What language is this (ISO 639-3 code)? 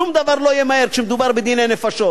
heb